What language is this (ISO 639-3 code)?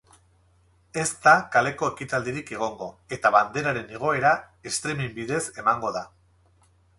eus